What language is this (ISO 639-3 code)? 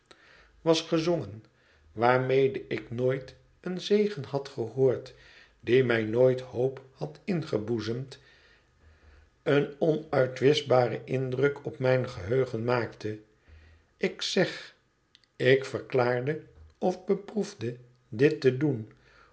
nld